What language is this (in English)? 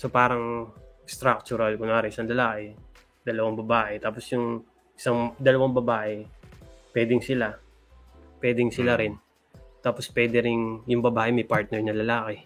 Filipino